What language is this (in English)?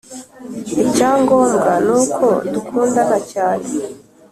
Kinyarwanda